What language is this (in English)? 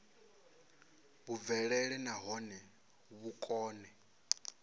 Venda